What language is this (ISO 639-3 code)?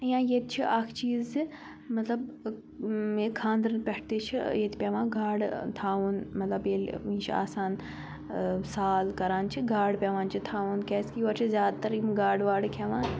kas